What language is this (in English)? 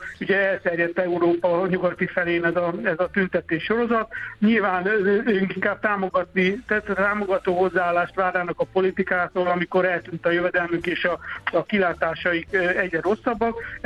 Hungarian